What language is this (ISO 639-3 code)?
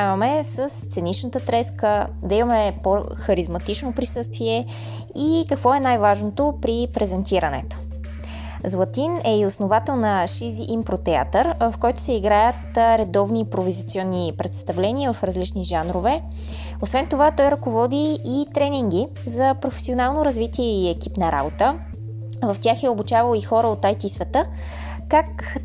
bul